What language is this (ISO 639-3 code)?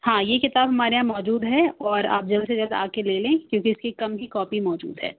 urd